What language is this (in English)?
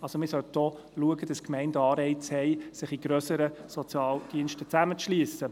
Swiss German